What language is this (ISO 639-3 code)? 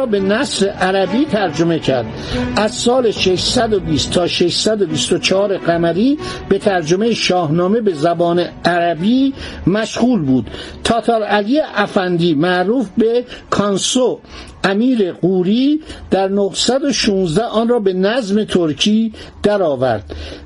fas